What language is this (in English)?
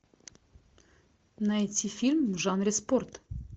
Russian